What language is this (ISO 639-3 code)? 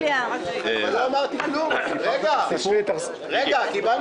heb